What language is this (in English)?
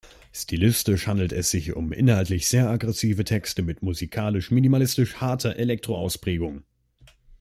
German